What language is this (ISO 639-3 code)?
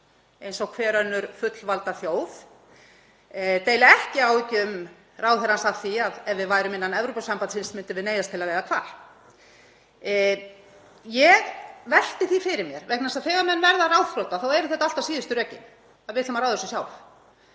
isl